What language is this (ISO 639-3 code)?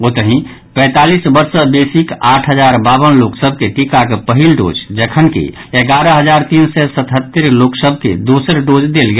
mai